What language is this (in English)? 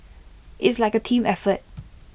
English